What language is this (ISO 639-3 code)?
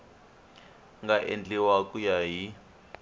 tso